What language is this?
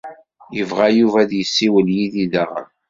Kabyle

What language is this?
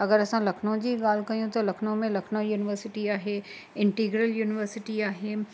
Sindhi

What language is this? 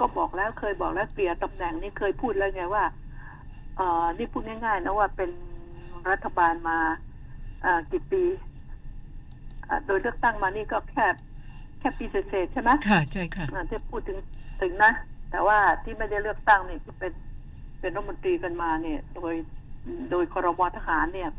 Thai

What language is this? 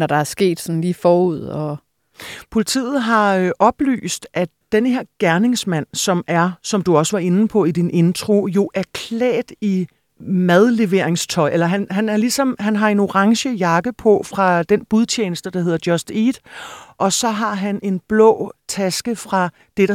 Danish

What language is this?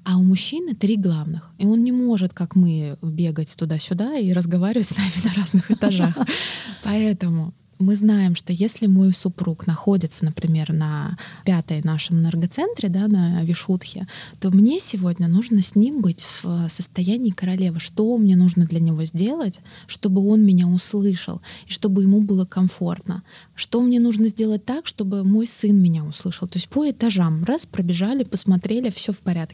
Russian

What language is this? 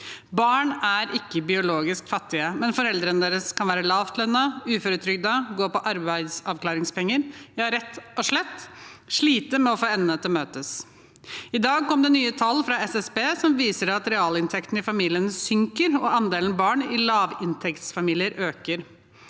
Norwegian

